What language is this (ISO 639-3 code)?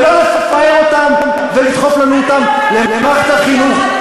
heb